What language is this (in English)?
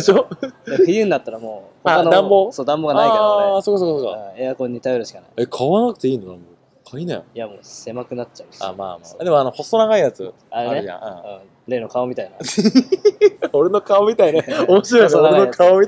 Japanese